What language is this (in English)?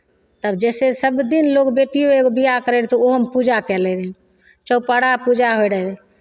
Maithili